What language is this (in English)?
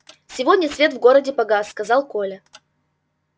Russian